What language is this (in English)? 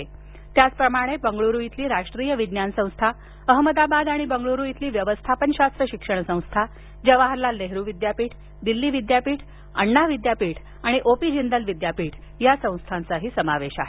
Marathi